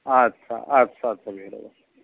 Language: Kashmiri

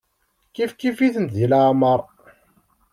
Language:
Kabyle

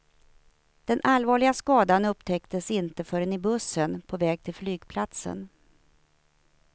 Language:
Swedish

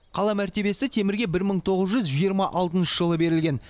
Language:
Kazakh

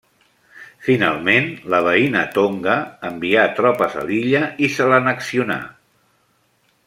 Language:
Catalan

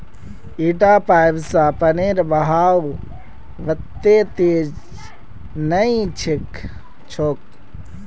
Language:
Magahi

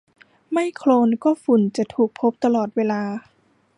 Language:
Thai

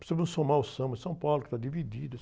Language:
Portuguese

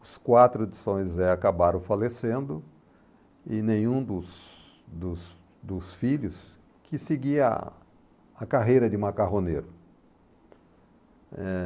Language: Portuguese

